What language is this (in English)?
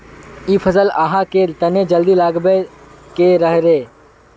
Magahi